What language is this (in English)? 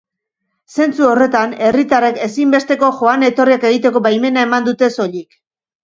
Basque